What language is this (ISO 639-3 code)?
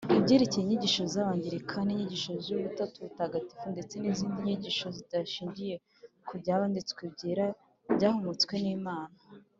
kin